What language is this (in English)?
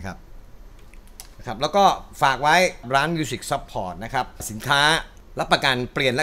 Thai